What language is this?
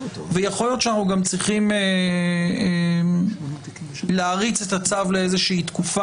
Hebrew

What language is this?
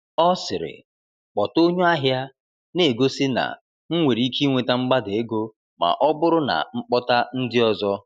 Igbo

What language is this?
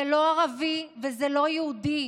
Hebrew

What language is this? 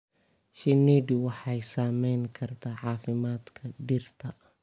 Somali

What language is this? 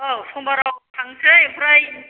Bodo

